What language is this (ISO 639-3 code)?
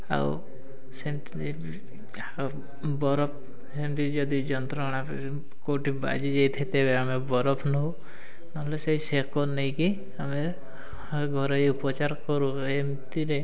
ori